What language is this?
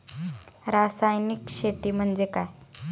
Marathi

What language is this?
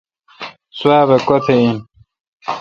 Kalkoti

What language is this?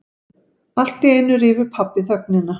Icelandic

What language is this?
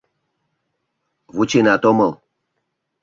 Mari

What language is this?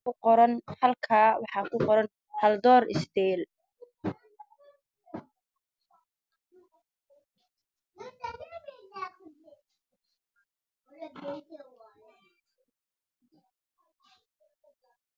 Somali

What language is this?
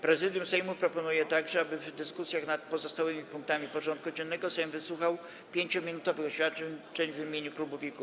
Polish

